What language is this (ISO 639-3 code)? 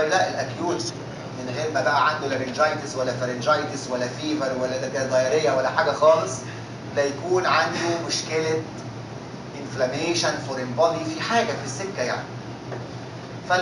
ara